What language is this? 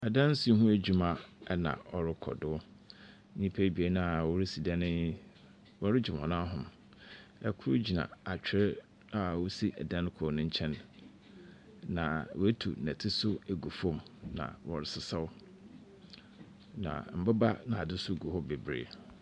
Akan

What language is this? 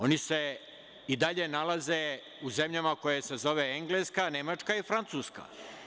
Serbian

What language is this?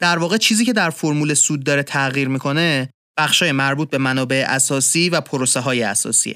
Persian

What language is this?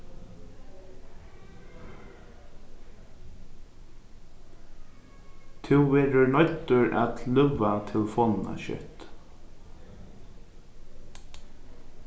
Faroese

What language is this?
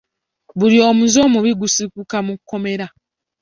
Ganda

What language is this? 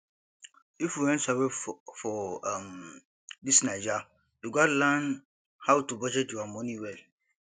Nigerian Pidgin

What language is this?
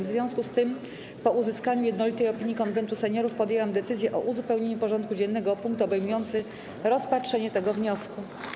Polish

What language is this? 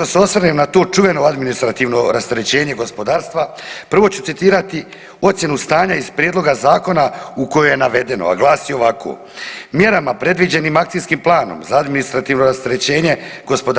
Croatian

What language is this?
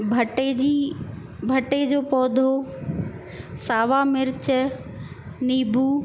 Sindhi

